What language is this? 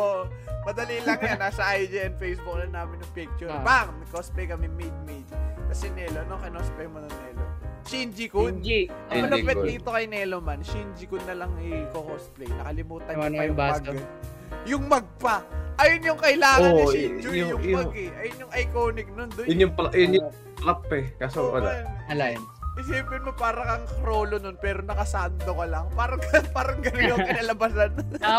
Filipino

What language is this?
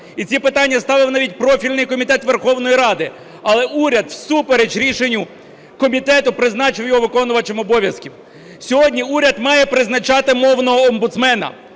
Ukrainian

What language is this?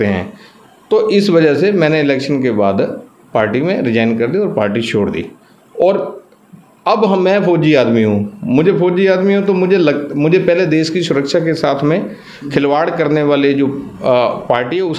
Hindi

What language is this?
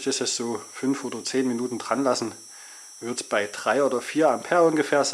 German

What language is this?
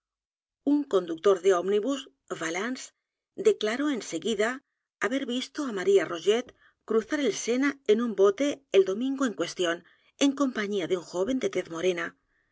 Spanish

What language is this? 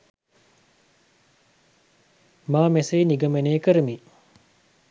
Sinhala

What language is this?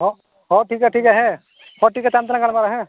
Santali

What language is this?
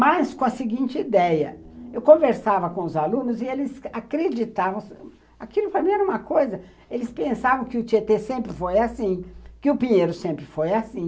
Portuguese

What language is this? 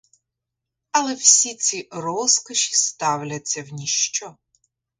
Ukrainian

